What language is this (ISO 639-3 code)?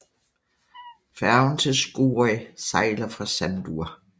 dan